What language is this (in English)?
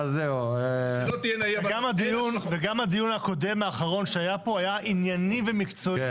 Hebrew